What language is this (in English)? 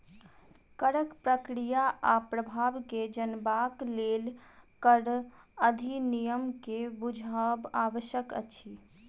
Maithili